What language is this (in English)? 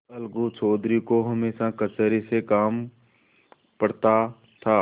Hindi